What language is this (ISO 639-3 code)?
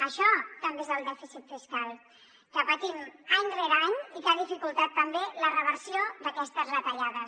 cat